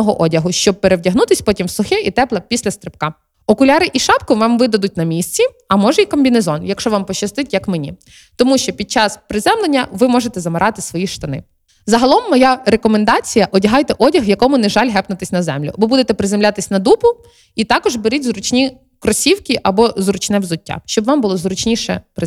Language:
Ukrainian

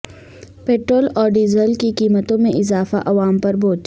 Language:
Urdu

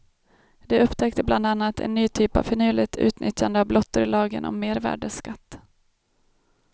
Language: Swedish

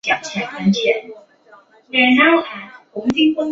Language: Chinese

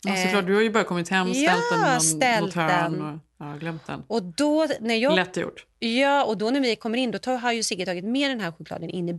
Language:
Swedish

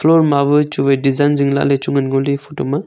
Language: Wancho Naga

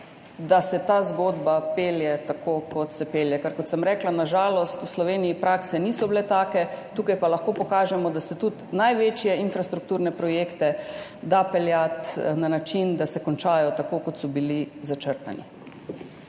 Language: Slovenian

